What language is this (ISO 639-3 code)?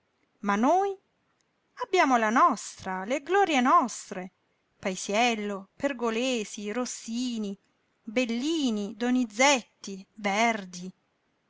ita